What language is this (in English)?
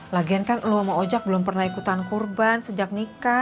Indonesian